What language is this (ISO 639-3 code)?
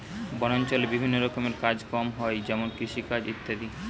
ben